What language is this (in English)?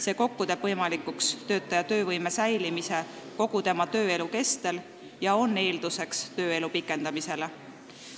Estonian